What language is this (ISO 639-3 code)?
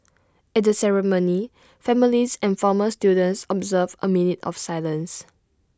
eng